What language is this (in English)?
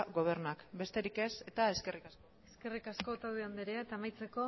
Basque